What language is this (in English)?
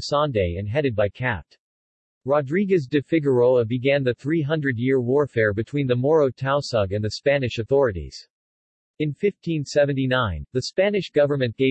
English